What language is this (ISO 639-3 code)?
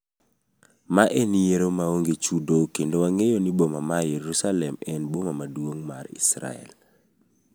luo